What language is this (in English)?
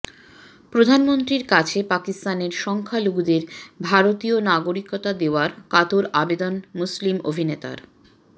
Bangla